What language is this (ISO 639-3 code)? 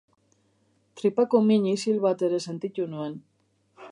eus